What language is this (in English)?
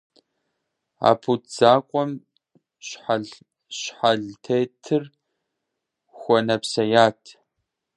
Kabardian